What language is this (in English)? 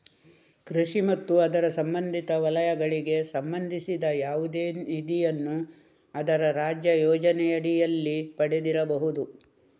Kannada